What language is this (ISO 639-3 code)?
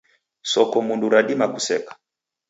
dav